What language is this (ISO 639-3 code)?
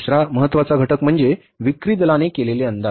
mar